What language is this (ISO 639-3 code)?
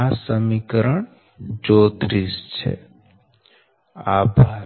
guj